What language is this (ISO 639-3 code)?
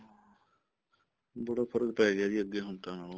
pan